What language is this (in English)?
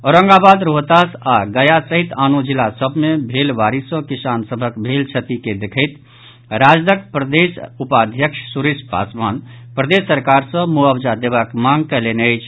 Maithili